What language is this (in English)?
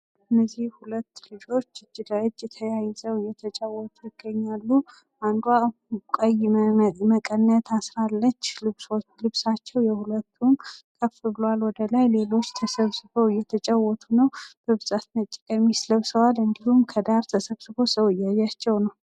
Amharic